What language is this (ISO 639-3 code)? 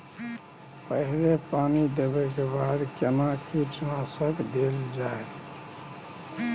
mai